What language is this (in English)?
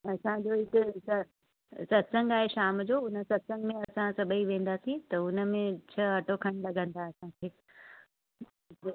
Sindhi